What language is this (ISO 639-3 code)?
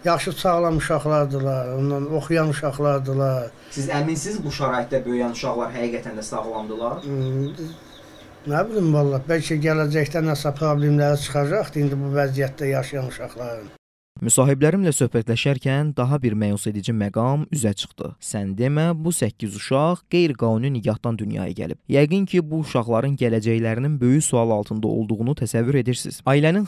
tur